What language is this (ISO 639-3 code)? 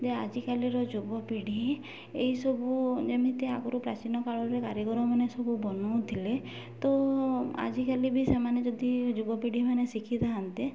ori